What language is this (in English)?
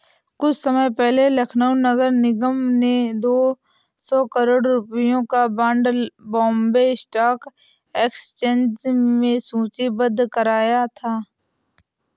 Hindi